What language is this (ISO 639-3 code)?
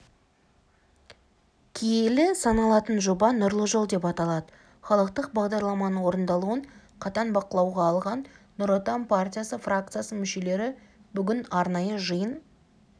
kaz